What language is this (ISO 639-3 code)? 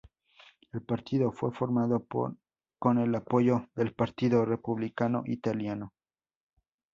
spa